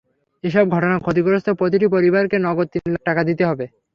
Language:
Bangla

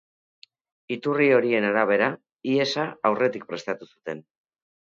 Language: Basque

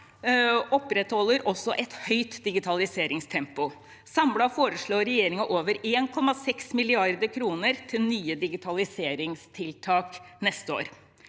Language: Norwegian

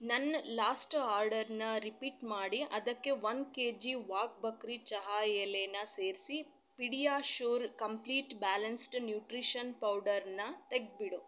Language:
Kannada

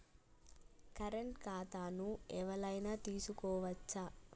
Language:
Telugu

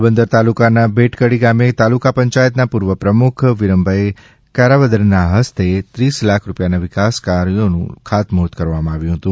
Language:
Gujarati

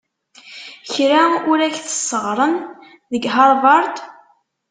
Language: Kabyle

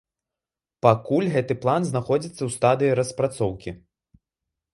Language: Belarusian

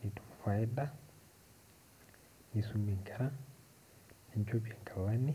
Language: Masai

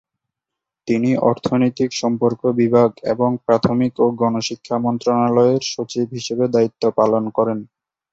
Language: Bangla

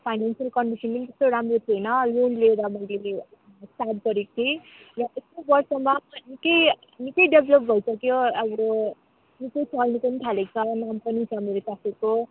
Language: Nepali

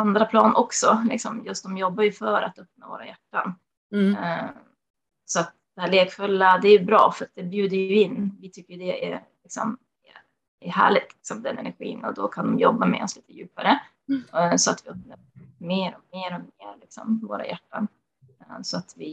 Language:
Swedish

